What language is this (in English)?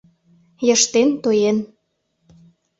Mari